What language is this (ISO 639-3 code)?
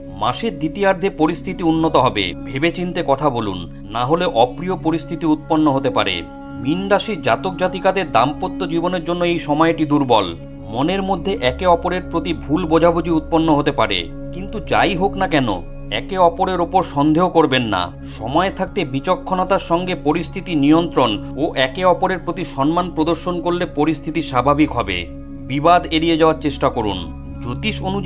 ben